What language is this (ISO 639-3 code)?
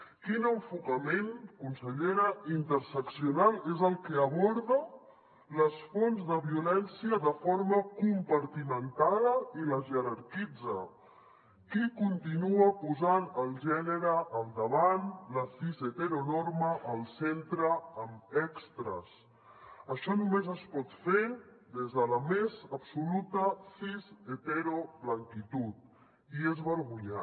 cat